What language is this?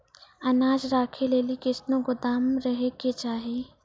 Maithili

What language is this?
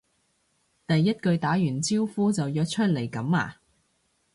Cantonese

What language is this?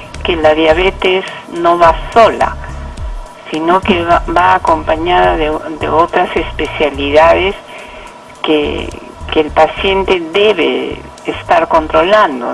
Spanish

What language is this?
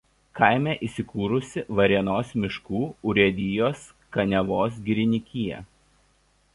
Lithuanian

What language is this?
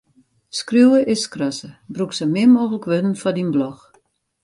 Western Frisian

